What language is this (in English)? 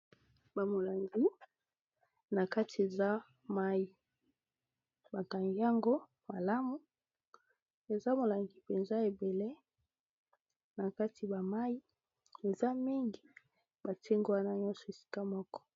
Lingala